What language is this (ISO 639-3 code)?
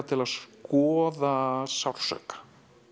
isl